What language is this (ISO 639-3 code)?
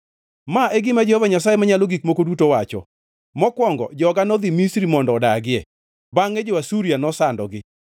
luo